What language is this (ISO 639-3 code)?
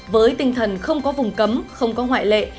vie